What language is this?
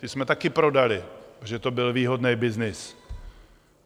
Czech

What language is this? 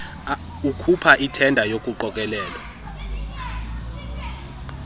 Xhosa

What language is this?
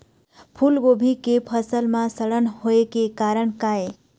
Chhattisgarhi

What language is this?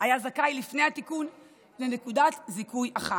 Hebrew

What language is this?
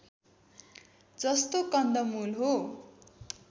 Nepali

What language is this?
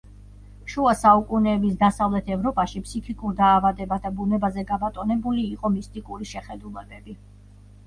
Georgian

